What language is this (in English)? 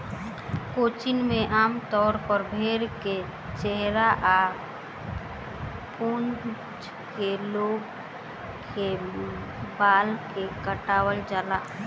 Bhojpuri